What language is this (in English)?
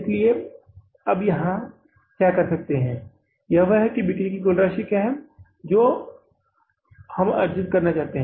Hindi